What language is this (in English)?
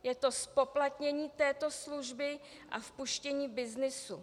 Czech